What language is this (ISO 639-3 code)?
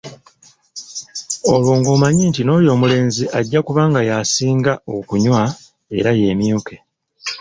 lug